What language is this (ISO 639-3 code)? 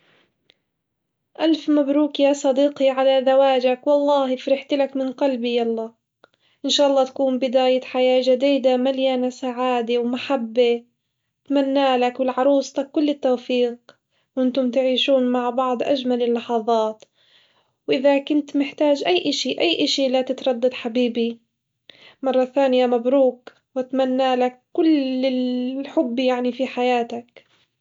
acw